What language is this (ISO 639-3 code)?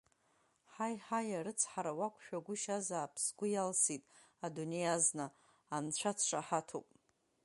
abk